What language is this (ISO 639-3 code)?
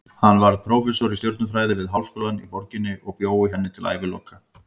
isl